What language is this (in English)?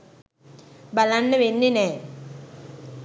Sinhala